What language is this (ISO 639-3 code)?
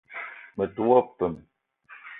eto